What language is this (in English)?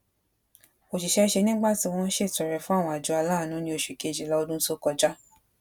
Yoruba